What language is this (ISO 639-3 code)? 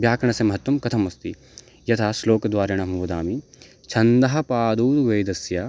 san